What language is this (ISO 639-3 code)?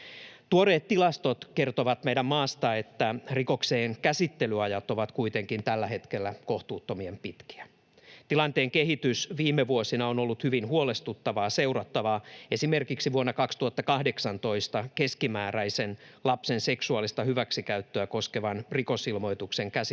fin